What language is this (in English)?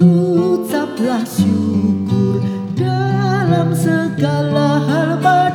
Indonesian